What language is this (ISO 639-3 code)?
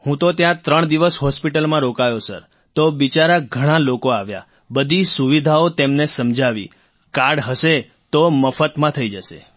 guj